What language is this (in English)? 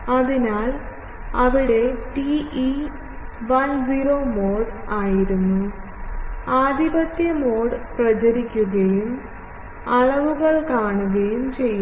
Malayalam